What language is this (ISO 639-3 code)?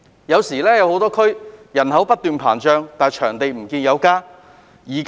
yue